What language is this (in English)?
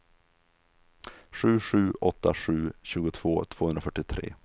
Swedish